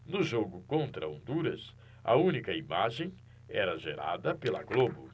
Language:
Portuguese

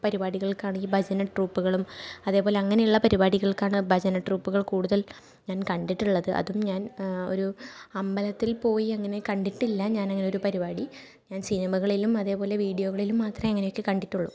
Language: Malayalam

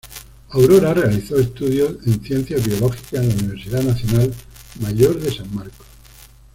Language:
Spanish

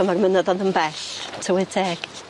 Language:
Welsh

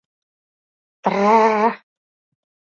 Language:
Mari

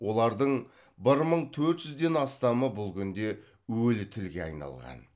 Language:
Kazakh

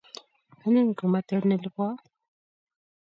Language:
Kalenjin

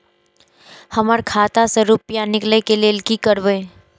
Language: Maithili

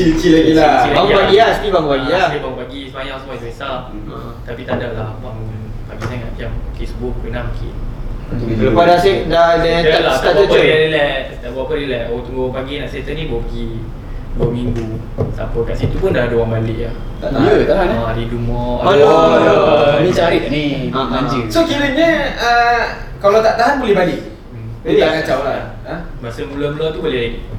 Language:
Malay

